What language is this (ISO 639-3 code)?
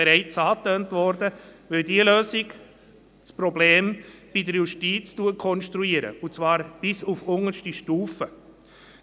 gsw